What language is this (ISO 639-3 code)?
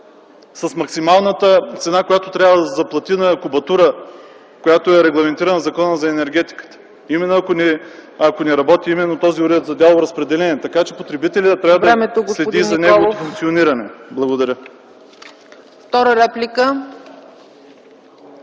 bul